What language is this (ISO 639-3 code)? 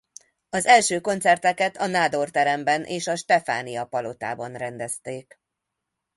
hun